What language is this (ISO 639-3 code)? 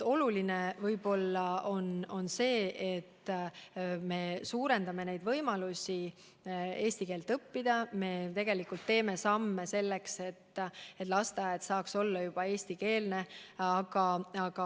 est